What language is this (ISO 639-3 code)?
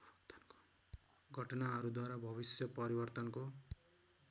nep